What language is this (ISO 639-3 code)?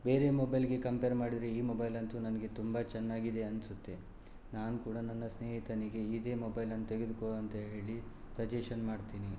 kan